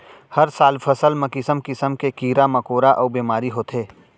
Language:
Chhattisgarhi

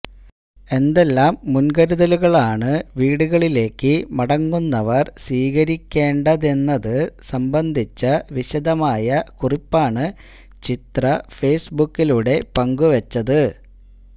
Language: Malayalam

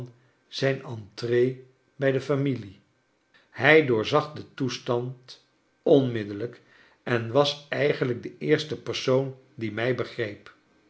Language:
Dutch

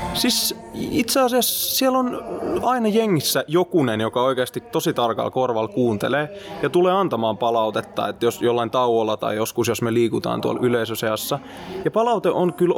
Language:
Finnish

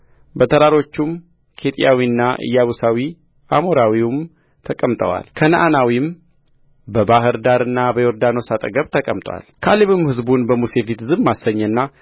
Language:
Amharic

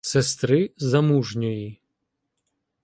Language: Ukrainian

